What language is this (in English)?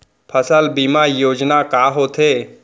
Chhattisgarhi